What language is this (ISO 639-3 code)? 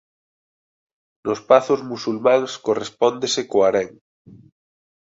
glg